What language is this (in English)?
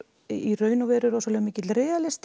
Icelandic